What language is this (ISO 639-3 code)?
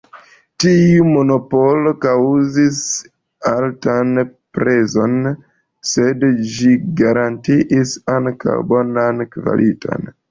epo